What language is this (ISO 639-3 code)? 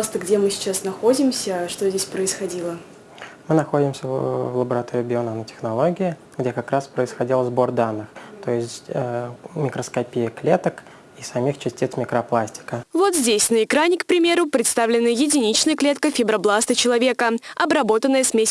rus